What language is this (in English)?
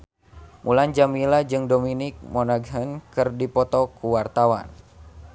Sundanese